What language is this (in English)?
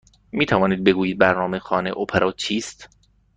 Persian